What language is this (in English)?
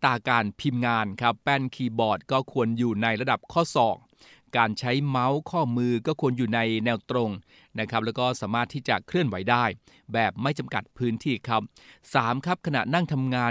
Thai